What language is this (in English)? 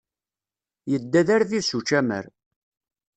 Kabyle